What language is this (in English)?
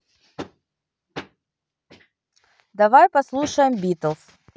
Russian